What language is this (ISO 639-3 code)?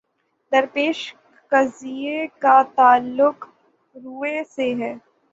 urd